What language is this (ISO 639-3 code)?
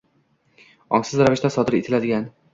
uzb